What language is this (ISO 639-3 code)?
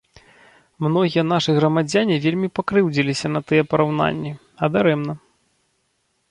bel